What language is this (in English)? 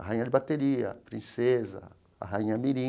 Portuguese